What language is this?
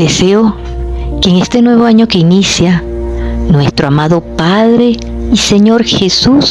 Spanish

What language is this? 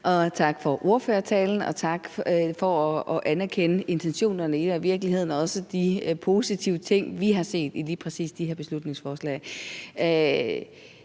Danish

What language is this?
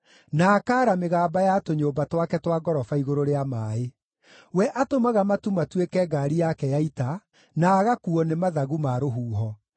Kikuyu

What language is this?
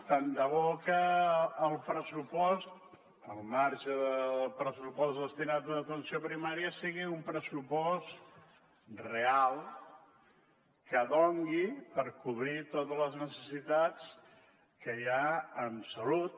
Catalan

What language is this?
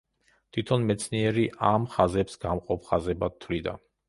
Georgian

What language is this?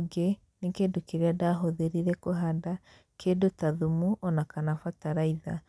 Kikuyu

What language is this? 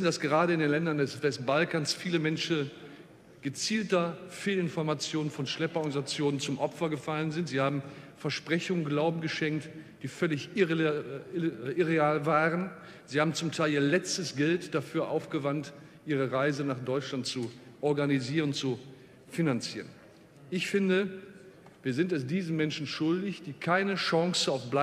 German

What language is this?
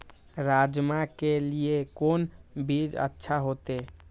Maithili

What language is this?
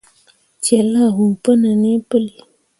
Mundang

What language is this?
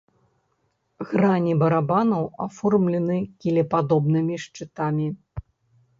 Belarusian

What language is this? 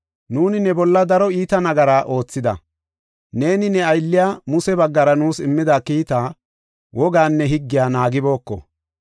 Gofa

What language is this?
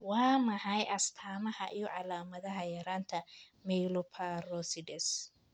Somali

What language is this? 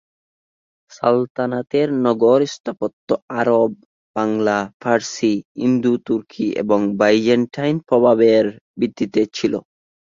Bangla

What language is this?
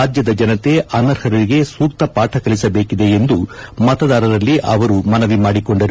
Kannada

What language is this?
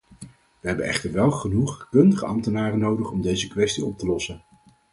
Dutch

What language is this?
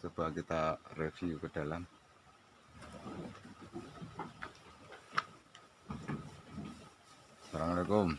Indonesian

